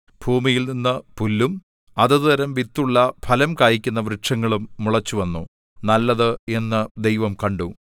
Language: Malayalam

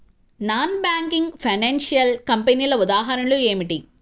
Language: Telugu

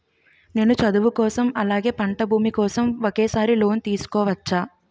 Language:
Telugu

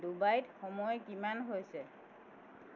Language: Assamese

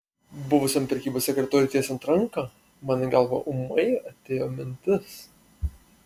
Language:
Lithuanian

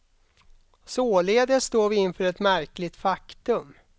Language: Swedish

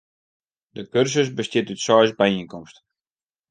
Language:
Western Frisian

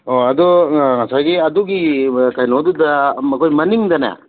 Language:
Manipuri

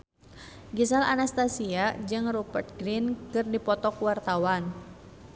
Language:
Sundanese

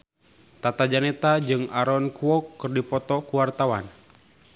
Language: Sundanese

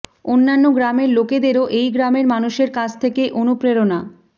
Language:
Bangla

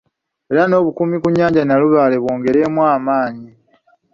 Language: Ganda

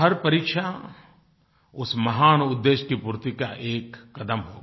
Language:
Hindi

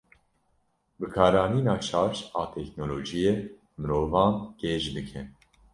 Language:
Kurdish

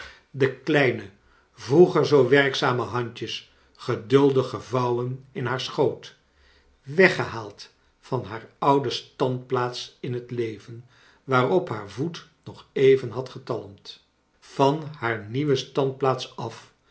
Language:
Dutch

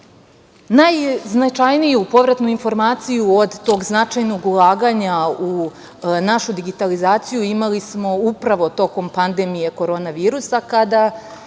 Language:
Serbian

